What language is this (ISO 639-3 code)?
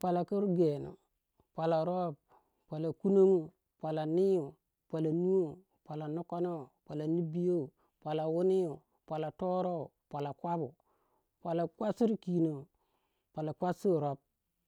wja